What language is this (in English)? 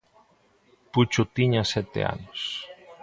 Galician